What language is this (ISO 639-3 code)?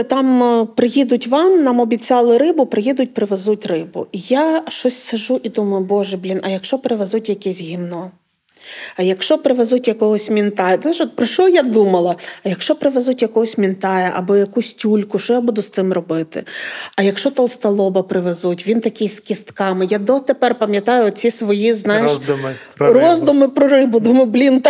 ukr